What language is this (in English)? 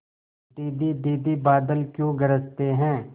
Hindi